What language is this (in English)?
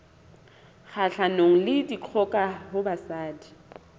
Southern Sotho